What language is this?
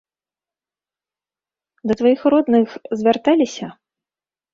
Belarusian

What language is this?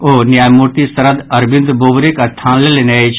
Maithili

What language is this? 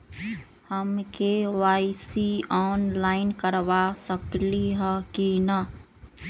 Magahi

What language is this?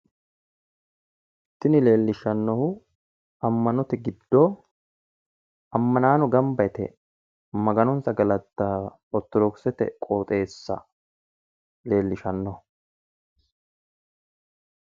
Sidamo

